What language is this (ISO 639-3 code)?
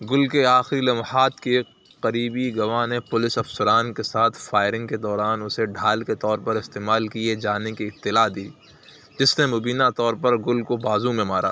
urd